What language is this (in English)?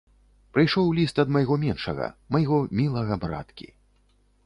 Belarusian